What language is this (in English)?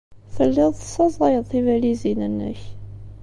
Kabyle